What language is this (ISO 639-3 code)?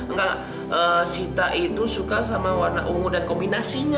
ind